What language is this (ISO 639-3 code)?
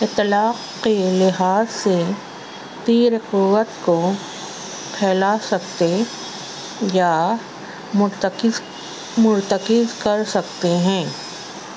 urd